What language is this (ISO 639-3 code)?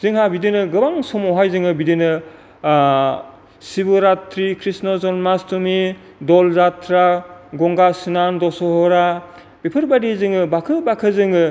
brx